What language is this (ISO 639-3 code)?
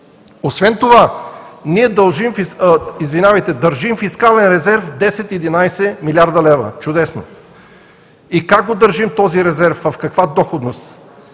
bul